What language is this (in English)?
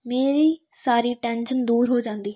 Punjabi